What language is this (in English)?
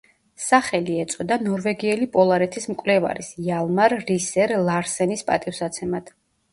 Georgian